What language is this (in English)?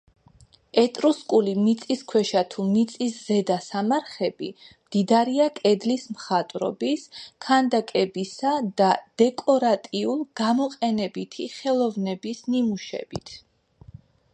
Georgian